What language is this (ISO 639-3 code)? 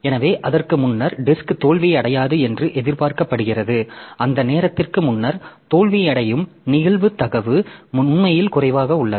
tam